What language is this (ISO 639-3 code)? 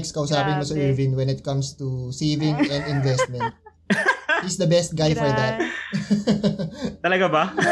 fil